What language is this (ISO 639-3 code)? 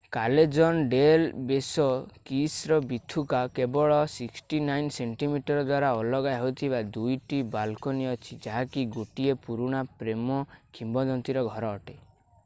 ori